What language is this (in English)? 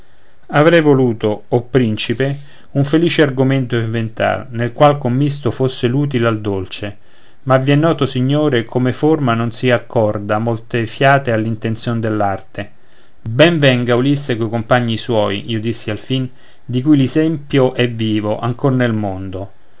Italian